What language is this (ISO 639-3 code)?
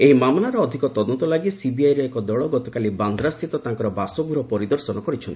ori